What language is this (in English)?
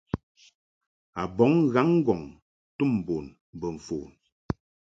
Mungaka